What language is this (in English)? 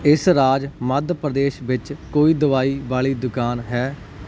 Punjabi